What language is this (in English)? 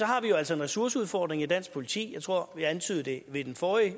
Danish